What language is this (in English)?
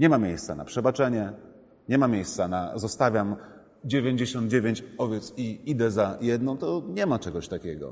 Polish